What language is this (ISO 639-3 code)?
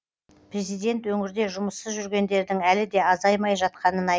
kaz